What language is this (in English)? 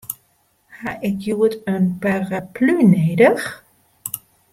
Western Frisian